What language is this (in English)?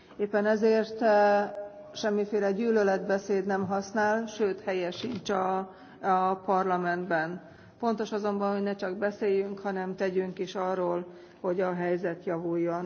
Hungarian